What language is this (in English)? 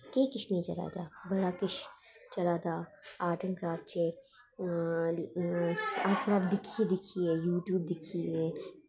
Dogri